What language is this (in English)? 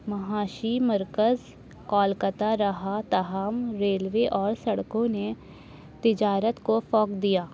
Urdu